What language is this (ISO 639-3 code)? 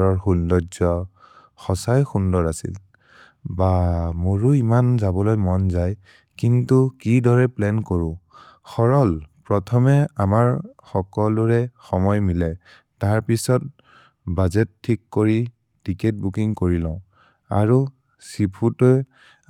mrr